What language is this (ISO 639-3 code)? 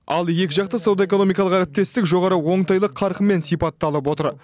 kaz